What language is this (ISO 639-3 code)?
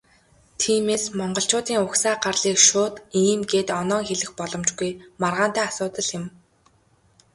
mon